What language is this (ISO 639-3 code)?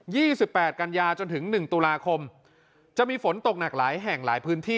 tha